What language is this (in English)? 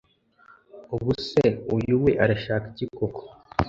Kinyarwanda